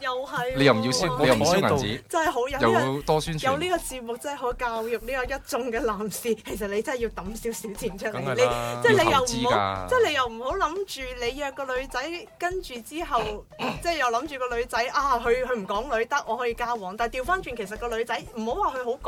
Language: Chinese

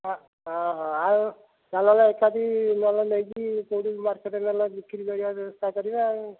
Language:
Odia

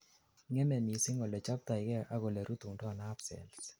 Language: Kalenjin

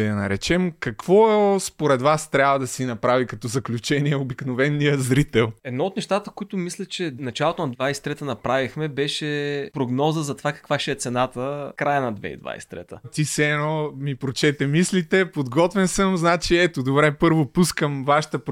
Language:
Bulgarian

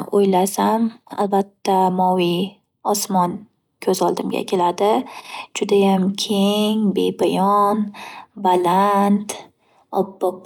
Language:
Uzbek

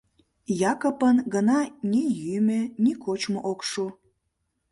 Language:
Mari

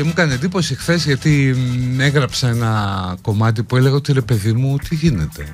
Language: Greek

